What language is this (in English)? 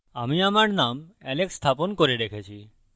Bangla